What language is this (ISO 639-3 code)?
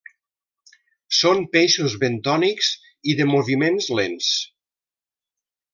cat